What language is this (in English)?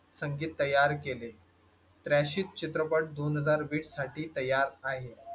Marathi